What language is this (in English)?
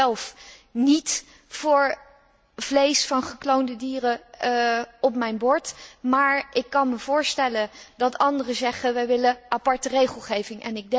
Dutch